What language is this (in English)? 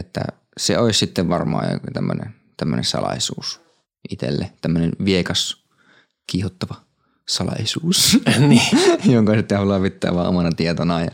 Finnish